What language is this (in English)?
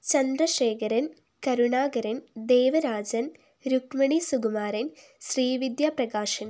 Malayalam